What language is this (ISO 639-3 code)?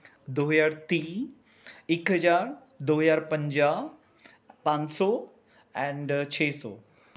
pan